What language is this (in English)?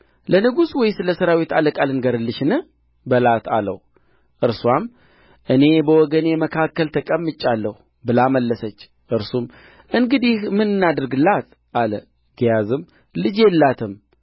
Amharic